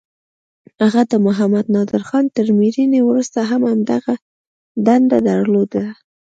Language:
Pashto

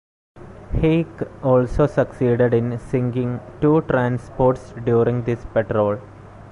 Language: English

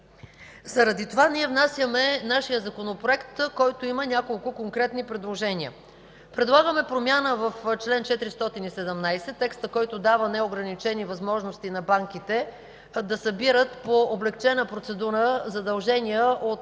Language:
Bulgarian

